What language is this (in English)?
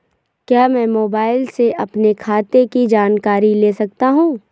Hindi